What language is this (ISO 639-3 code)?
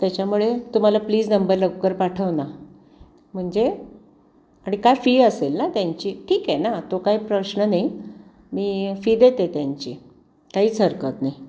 mar